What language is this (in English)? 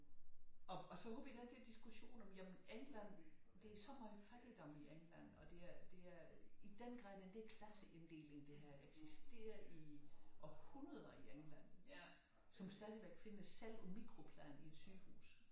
Danish